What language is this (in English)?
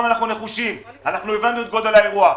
Hebrew